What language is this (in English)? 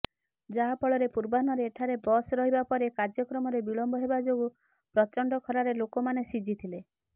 Odia